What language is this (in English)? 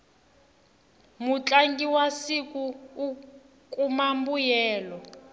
Tsonga